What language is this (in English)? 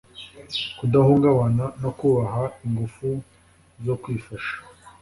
Kinyarwanda